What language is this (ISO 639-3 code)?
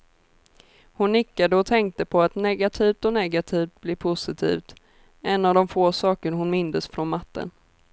swe